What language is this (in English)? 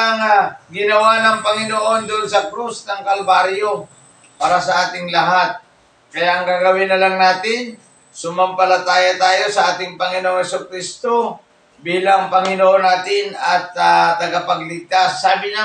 Filipino